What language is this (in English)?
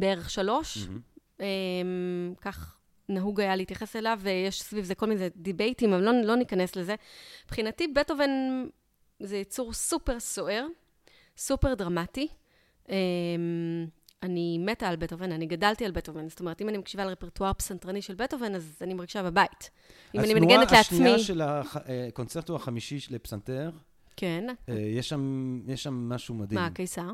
Hebrew